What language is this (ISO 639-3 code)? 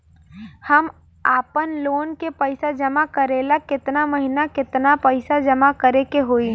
bho